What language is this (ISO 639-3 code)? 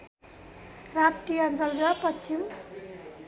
nep